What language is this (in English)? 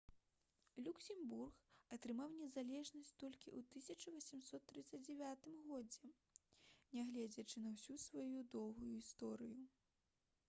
Belarusian